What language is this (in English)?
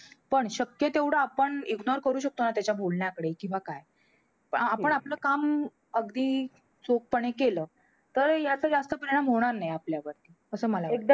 Marathi